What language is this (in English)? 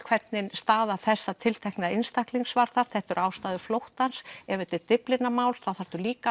Icelandic